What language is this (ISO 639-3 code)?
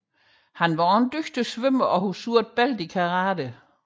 dan